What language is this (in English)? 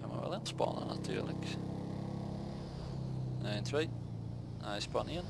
Dutch